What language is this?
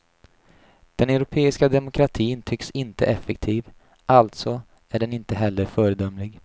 Swedish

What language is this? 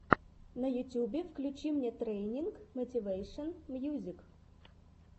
Russian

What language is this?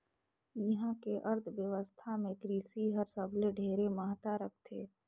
Chhattisgarhi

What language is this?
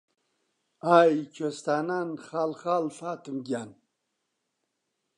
Central Kurdish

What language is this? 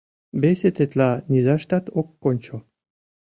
Mari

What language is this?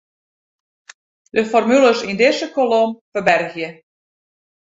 Western Frisian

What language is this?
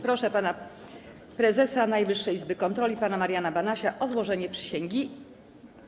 Polish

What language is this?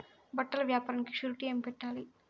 Telugu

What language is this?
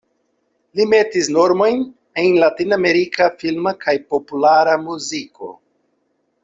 Esperanto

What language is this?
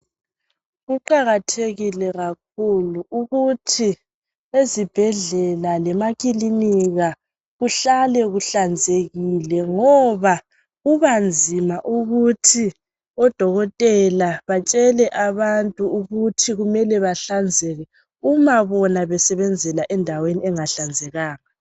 North Ndebele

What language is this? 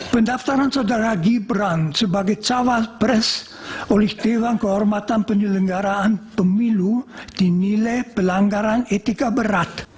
Indonesian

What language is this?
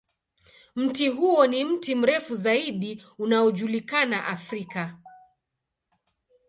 Swahili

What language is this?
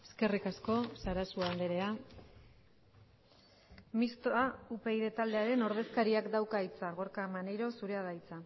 Basque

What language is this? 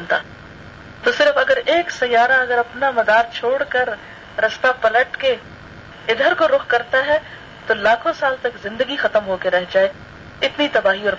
Urdu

